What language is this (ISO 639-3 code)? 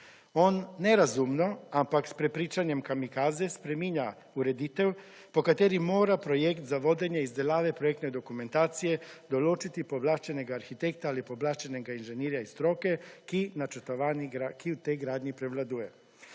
slv